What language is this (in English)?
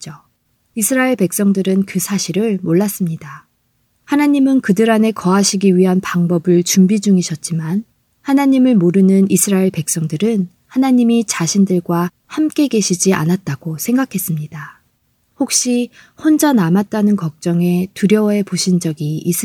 Korean